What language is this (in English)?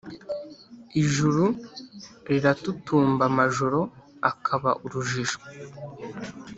Kinyarwanda